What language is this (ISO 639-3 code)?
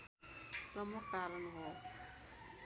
nep